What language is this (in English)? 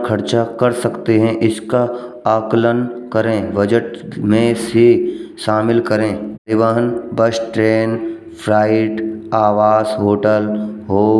Braj